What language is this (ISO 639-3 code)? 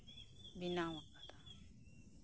sat